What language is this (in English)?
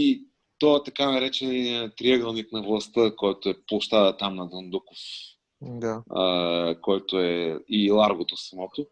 Bulgarian